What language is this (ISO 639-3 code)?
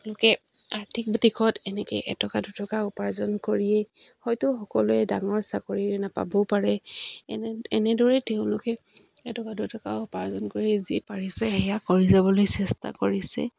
asm